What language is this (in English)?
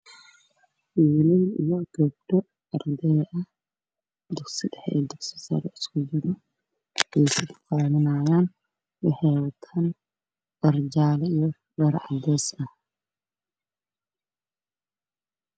Somali